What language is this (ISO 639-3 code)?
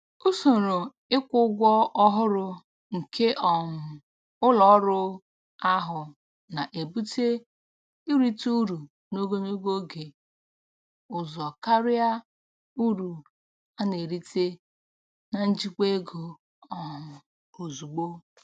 ibo